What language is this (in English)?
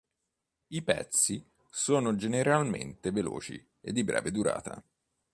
Italian